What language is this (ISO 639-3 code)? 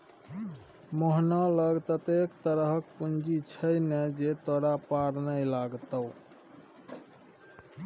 mai